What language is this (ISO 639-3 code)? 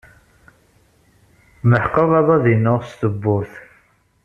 kab